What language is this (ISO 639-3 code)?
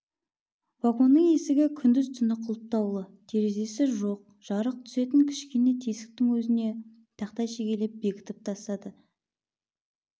kaz